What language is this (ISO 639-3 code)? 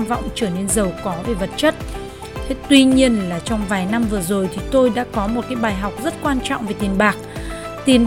vie